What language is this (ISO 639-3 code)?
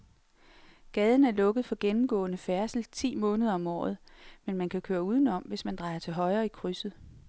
dan